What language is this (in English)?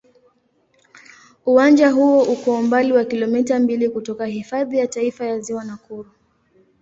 Swahili